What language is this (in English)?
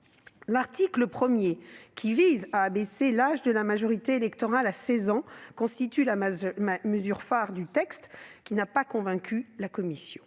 French